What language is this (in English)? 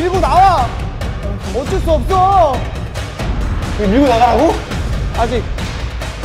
Korean